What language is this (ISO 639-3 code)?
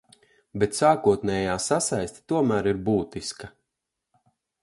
lav